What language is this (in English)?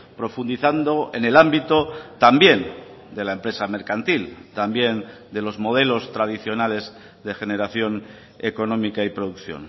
Spanish